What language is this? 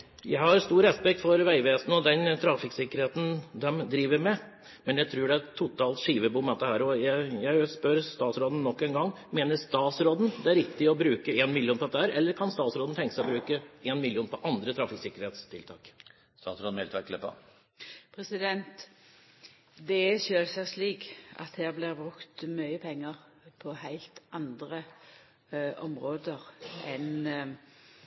Norwegian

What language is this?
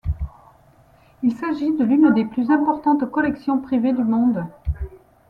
French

